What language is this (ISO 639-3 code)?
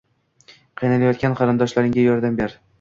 uzb